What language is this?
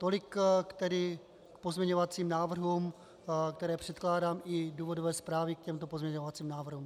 Czech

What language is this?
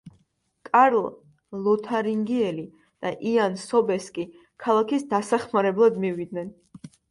Georgian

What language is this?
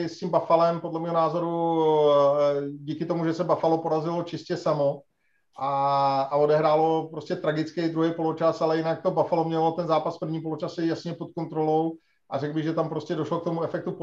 Czech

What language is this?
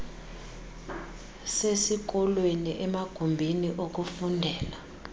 Xhosa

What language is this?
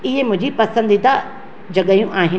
Sindhi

